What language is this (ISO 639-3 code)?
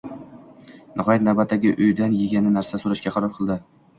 uzb